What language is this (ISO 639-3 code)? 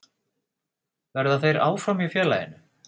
isl